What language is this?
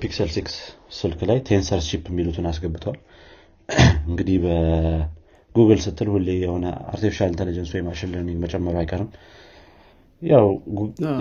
Amharic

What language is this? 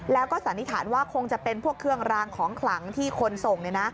Thai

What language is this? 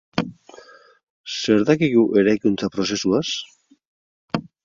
Basque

